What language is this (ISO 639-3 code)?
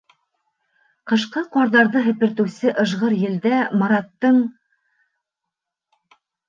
bak